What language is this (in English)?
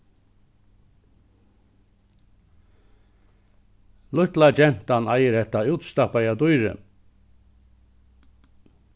Faroese